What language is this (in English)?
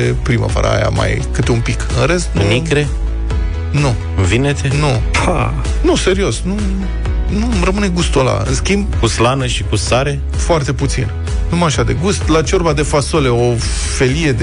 Romanian